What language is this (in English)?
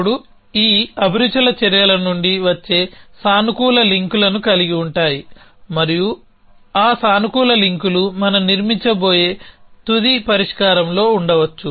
Telugu